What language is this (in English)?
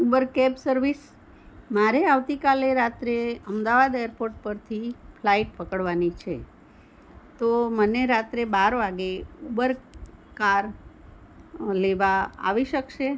Gujarati